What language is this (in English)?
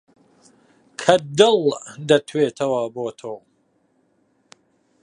Central Kurdish